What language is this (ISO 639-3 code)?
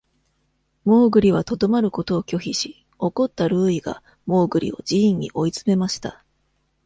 jpn